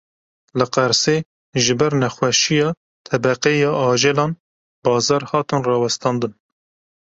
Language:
Kurdish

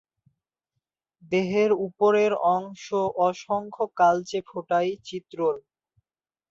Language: Bangla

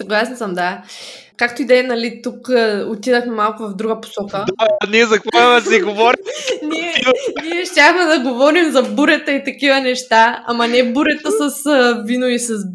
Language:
Bulgarian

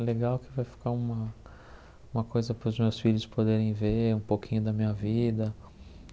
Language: Portuguese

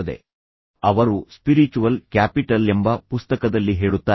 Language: Kannada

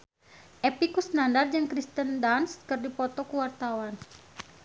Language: Sundanese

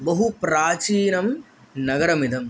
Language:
Sanskrit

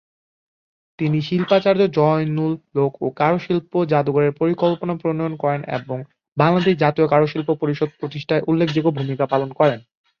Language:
Bangla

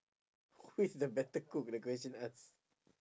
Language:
English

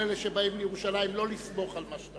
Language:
Hebrew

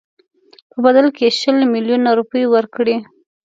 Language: Pashto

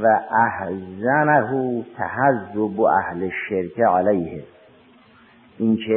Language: Persian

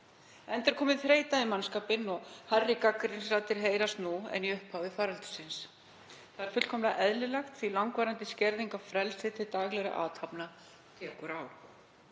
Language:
Icelandic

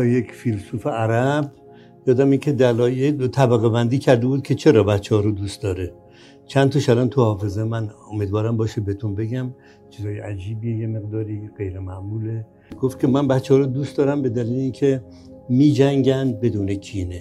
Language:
Persian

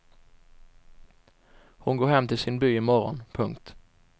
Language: Swedish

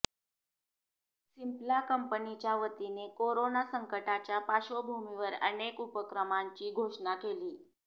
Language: Marathi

